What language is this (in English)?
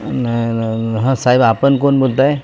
Marathi